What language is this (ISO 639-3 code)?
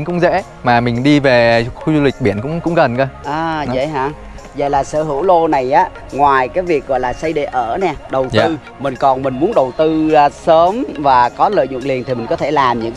vie